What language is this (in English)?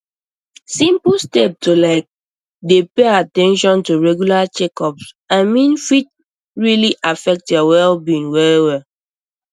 Nigerian Pidgin